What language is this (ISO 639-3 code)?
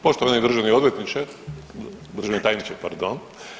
hrv